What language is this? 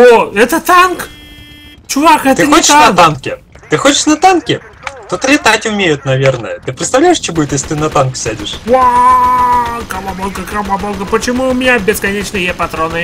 Russian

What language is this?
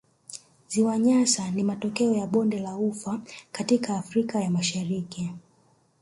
Swahili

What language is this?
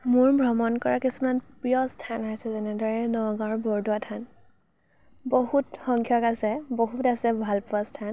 Assamese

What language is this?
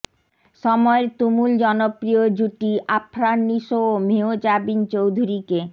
Bangla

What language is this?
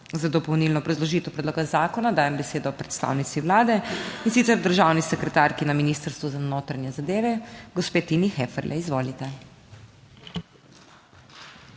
Slovenian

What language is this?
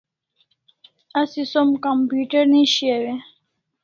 Kalasha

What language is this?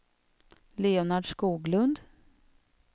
Swedish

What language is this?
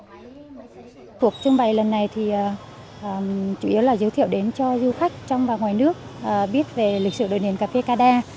Vietnamese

